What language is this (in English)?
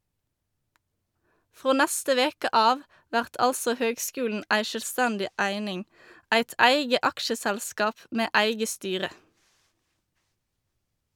Norwegian